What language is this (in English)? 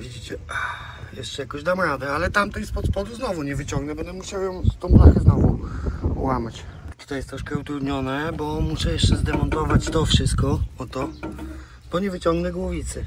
Polish